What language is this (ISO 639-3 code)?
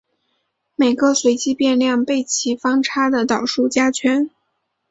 zho